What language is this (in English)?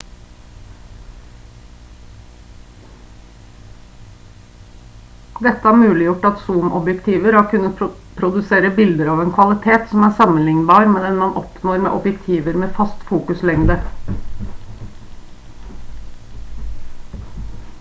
Norwegian Bokmål